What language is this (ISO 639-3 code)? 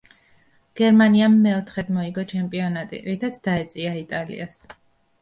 kat